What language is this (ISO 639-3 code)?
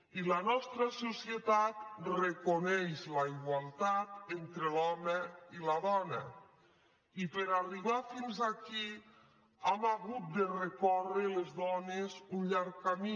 cat